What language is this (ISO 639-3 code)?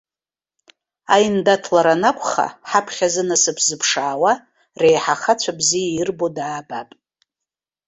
abk